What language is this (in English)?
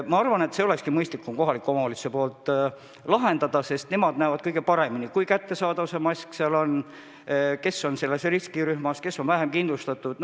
Estonian